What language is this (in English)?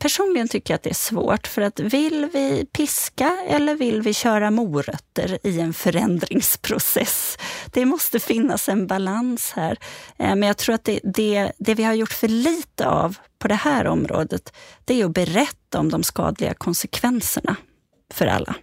Swedish